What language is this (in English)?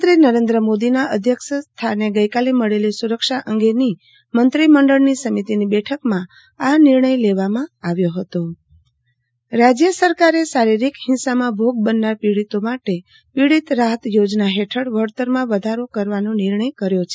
Gujarati